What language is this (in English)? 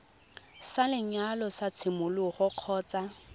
Tswana